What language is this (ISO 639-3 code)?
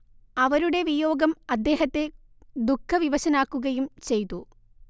mal